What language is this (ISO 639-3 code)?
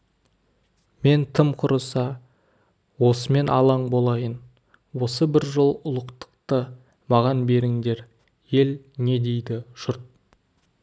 kaz